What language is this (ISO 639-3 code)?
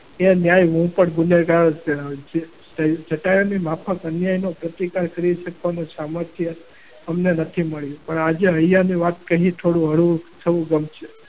guj